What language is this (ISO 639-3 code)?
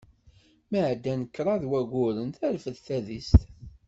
kab